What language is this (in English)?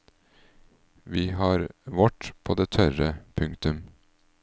Norwegian